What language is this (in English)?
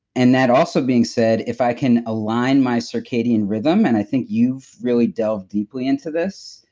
English